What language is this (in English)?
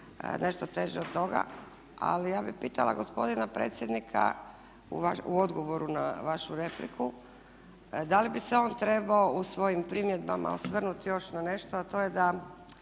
Croatian